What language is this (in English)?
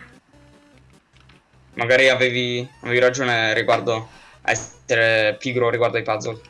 Italian